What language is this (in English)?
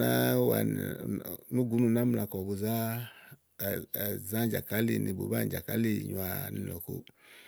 Igo